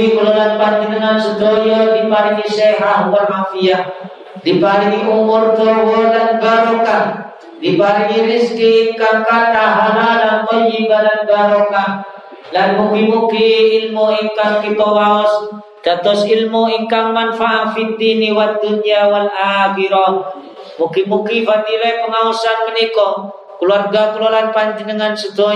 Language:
Indonesian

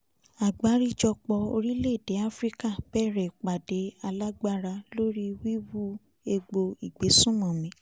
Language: Yoruba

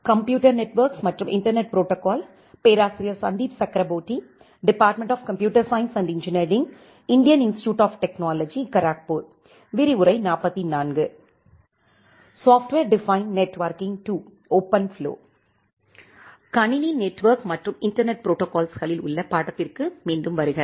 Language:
Tamil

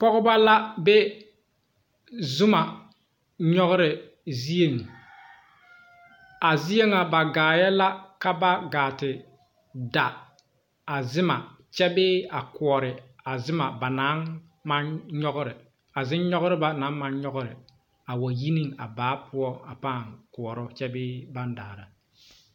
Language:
Southern Dagaare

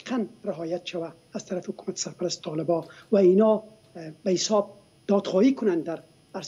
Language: Persian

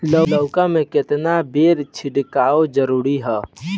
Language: Bhojpuri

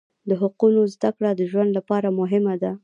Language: Pashto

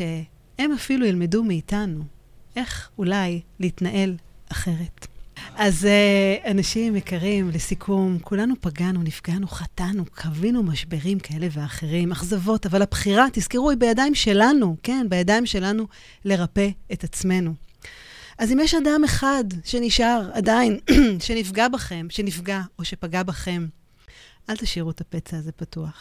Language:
Hebrew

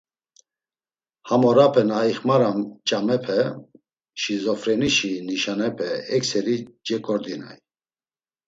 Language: Laz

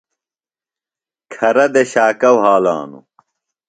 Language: Phalura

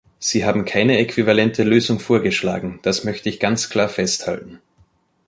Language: German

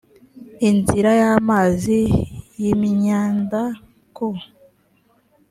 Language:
Kinyarwanda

